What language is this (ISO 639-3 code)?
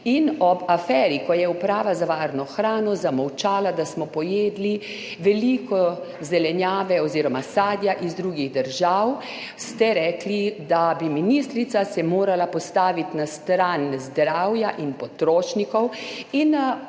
slv